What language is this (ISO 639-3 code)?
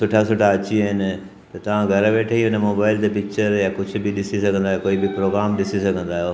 snd